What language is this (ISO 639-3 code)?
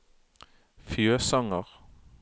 nor